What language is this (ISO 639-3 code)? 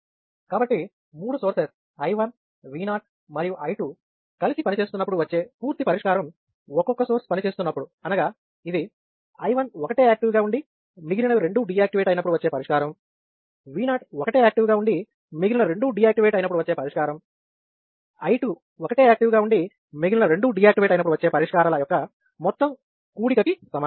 tel